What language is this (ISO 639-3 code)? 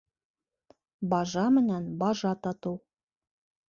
bak